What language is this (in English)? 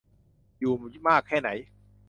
Thai